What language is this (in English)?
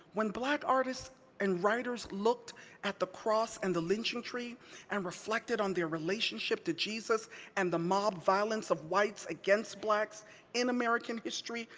English